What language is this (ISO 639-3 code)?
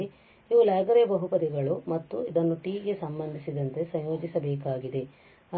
kan